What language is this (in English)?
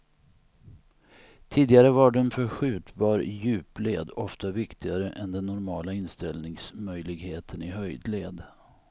Swedish